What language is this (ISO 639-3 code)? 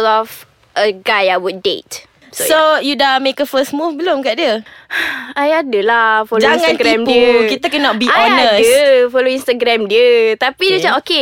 msa